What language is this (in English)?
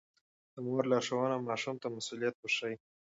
Pashto